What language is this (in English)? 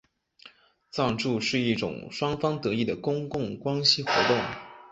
Chinese